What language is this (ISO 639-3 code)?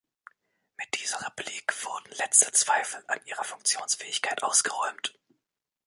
deu